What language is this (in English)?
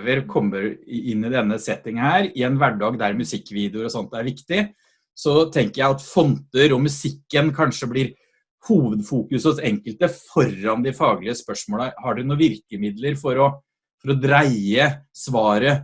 Norwegian